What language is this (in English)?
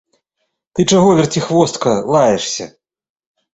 Belarusian